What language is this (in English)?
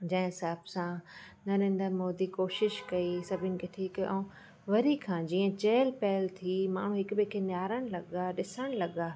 Sindhi